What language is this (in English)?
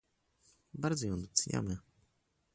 Polish